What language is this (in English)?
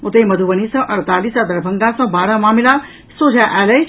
Maithili